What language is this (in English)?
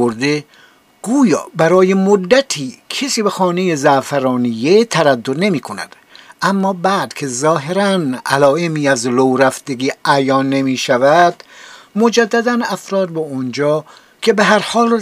Persian